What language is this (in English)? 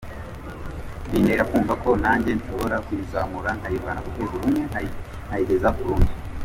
Kinyarwanda